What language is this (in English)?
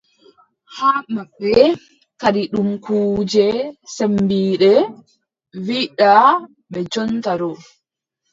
Adamawa Fulfulde